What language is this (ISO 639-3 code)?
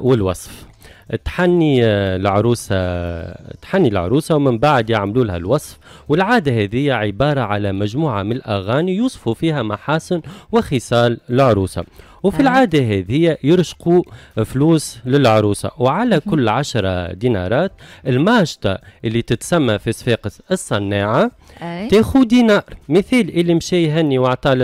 ara